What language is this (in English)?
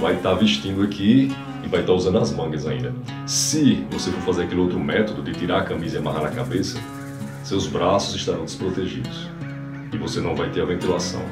Portuguese